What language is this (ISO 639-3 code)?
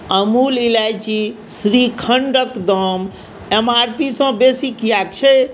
mai